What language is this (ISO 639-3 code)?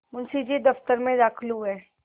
hin